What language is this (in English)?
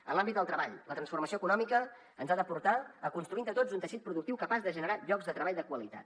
Catalan